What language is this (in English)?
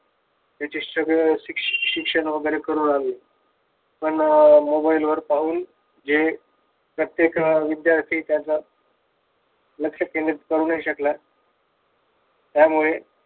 Marathi